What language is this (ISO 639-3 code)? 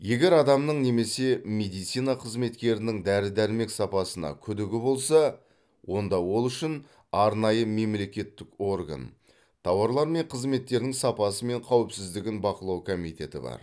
kaz